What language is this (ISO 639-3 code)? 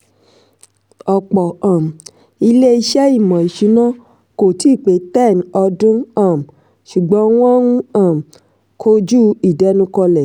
yor